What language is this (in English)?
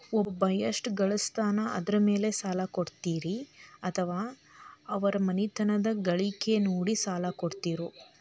Kannada